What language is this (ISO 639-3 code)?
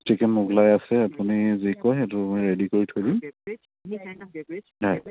asm